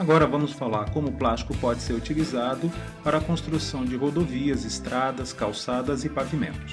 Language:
Portuguese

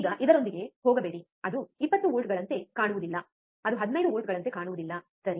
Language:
Kannada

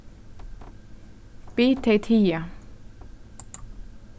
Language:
Faroese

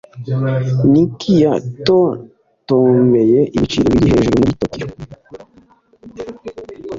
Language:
Kinyarwanda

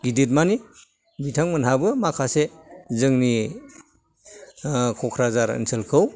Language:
Bodo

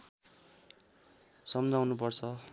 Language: Nepali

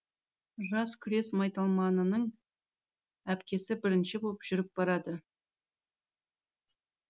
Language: Kazakh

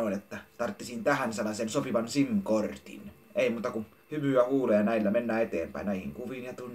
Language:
Finnish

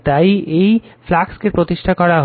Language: Bangla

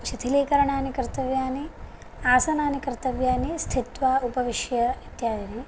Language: Sanskrit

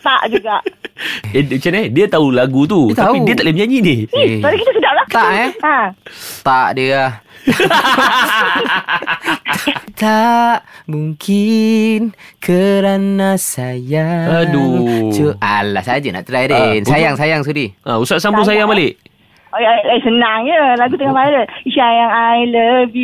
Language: Malay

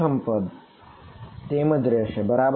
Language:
Gujarati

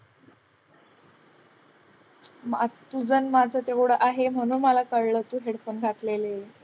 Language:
Marathi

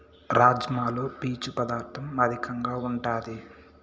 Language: Telugu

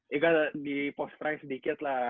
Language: Indonesian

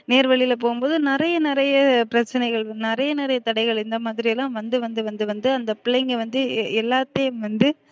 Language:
Tamil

